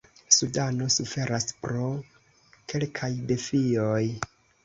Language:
Esperanto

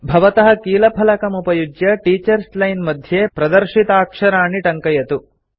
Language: Sanskrit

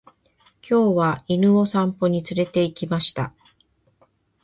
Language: Japanese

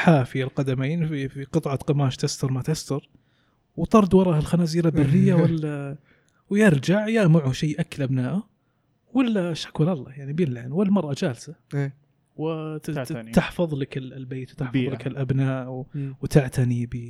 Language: Arabic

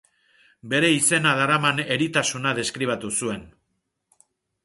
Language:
Basque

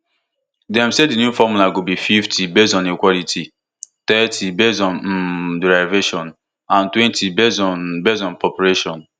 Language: Nigerian Pidgin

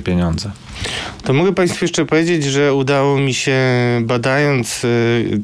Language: Polish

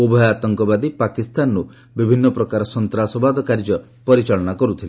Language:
Odia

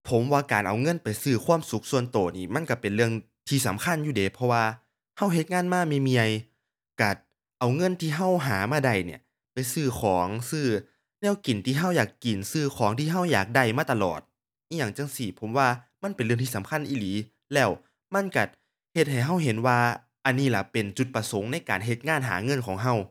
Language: Thai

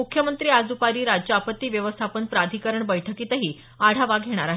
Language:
Marathi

